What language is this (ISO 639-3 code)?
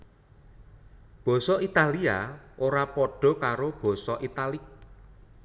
jav